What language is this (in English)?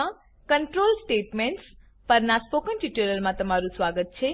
Gujarati